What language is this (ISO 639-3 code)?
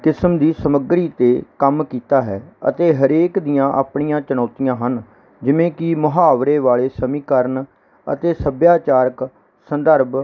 pan